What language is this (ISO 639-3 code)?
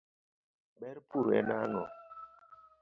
luo